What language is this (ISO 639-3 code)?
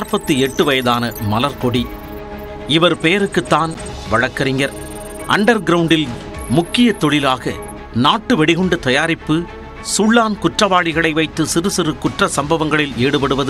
tam